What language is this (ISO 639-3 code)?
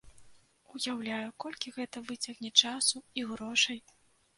bel